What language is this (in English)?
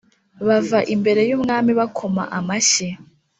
Kinyarwanda